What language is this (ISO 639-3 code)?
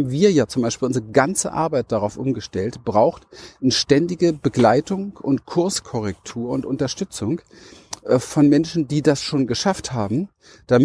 deu